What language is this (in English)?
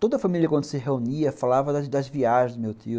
Portuguese